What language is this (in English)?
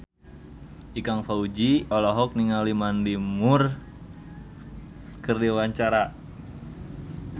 Sundanese